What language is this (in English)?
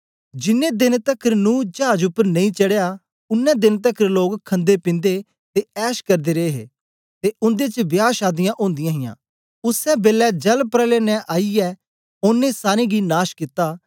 Dogri